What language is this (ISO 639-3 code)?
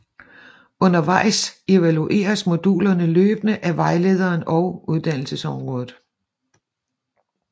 dan